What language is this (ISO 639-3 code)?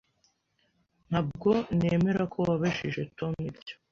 kin